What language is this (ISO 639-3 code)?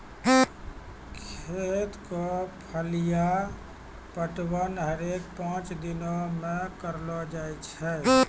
mai